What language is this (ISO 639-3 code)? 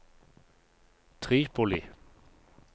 nor